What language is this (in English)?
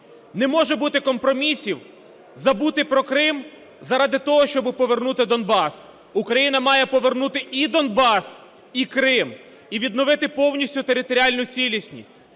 Ukrainian